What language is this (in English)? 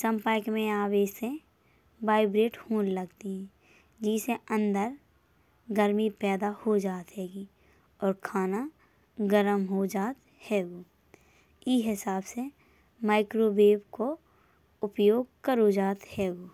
Bundeli